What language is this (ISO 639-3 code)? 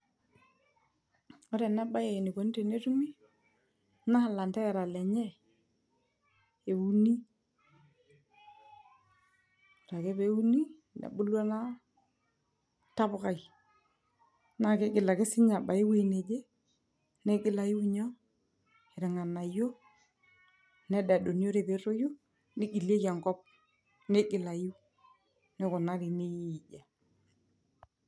mas